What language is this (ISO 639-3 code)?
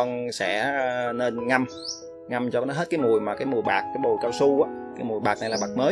vie